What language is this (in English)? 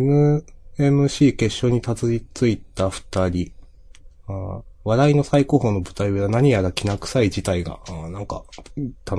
Japanese